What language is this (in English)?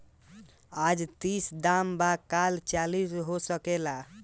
Bhojpuri